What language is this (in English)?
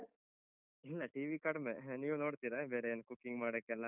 Kannada